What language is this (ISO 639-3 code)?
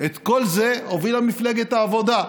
heb